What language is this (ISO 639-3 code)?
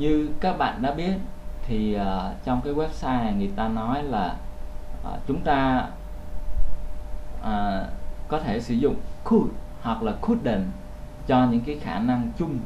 vie